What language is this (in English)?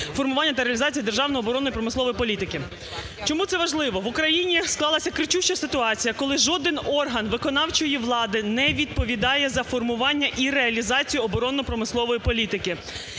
Ukrainian